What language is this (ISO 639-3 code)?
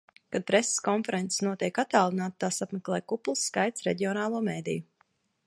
lav